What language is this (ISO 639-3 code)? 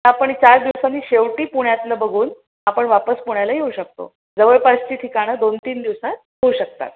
mar